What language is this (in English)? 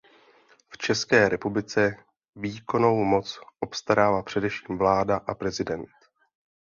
Czech